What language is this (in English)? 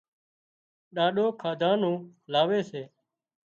Wadiyara Koli